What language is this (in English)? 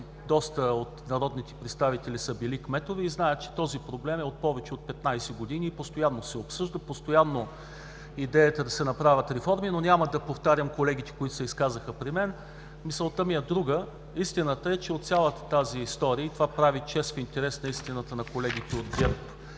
Bulgarian